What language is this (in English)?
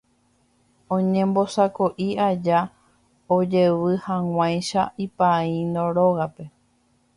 Guarani